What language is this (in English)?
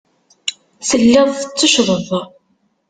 Kabyle